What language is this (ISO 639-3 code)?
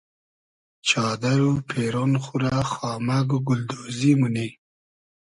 haz